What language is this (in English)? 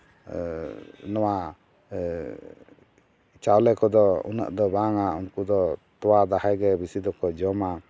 Santali